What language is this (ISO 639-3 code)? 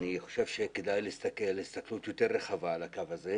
heb